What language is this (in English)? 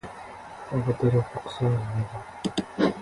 Nepali